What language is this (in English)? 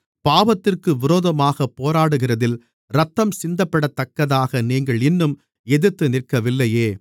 Tamil